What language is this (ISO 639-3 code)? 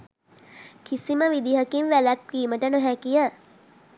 sin